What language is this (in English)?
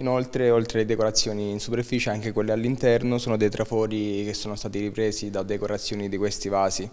Italian